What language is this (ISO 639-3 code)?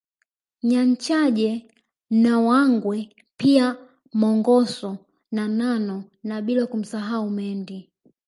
swa